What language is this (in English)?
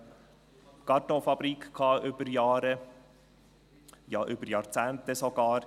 Swiss German